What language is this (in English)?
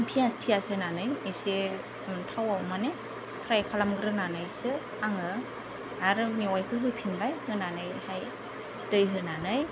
Bodo